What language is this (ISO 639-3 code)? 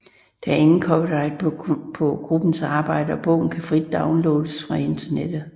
dan